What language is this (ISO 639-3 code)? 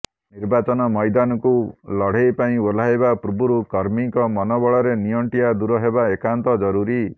ori